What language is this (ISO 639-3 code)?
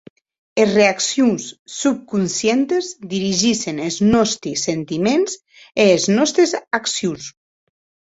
oci